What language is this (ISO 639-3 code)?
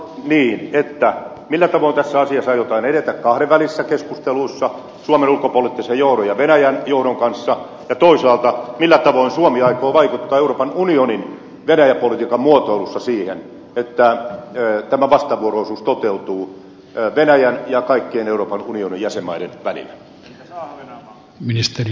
fin